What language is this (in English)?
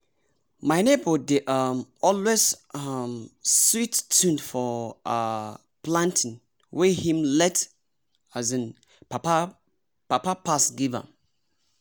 Nigerian Pidgin